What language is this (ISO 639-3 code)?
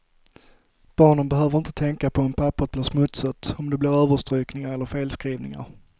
swe